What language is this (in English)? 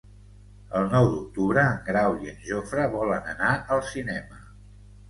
Catalan